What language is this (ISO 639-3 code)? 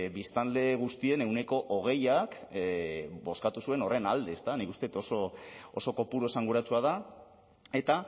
eus